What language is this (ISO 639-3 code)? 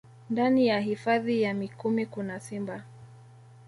swa